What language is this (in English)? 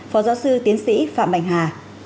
Vietnamese